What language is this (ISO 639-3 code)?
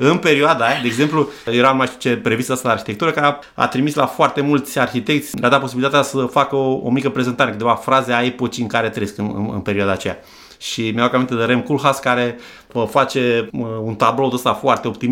ron